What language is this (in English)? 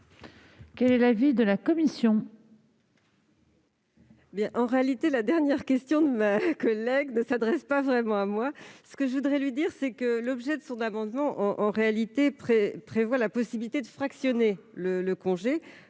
French